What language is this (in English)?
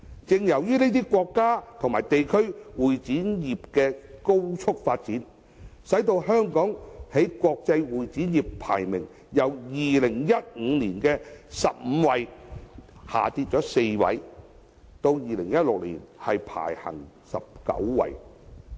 Cantonese